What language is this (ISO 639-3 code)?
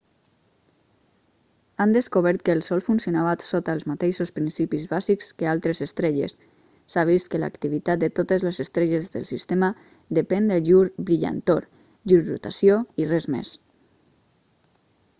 cat